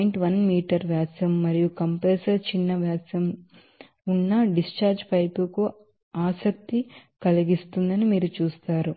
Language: Telugu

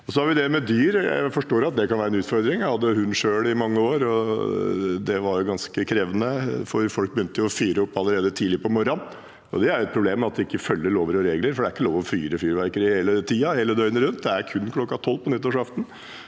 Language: Norwegian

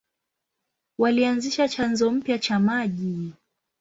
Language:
Swahili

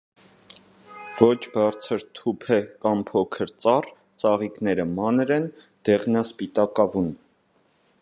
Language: Armenian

